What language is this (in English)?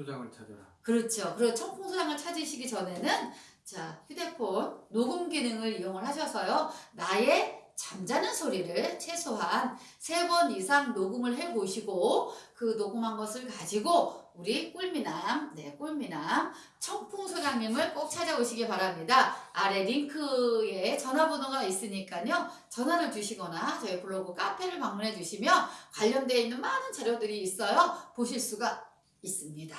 Korean